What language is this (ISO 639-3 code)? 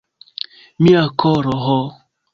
epo